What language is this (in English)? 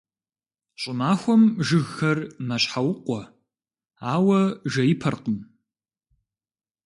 Kabardian